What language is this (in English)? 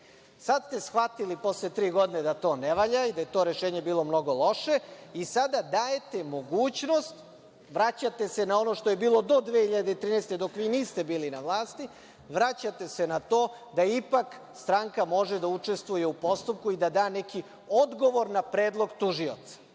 Serbian